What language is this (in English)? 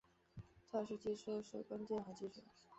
Chinese